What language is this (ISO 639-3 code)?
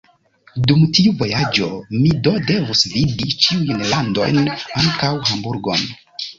epo